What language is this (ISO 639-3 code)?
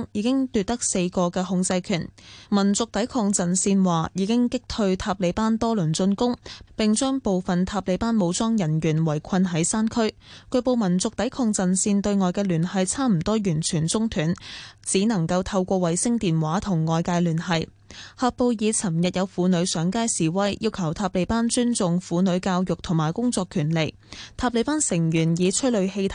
zho